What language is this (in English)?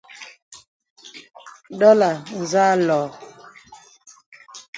Bebele